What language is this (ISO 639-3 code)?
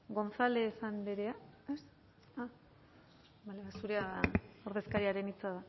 eus